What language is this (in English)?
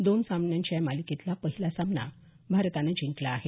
Marathi